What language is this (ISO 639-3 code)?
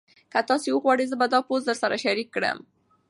pus